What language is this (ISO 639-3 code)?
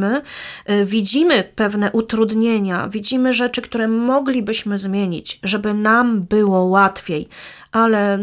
pol